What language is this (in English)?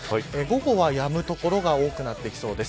Japanese